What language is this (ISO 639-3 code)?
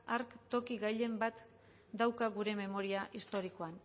eus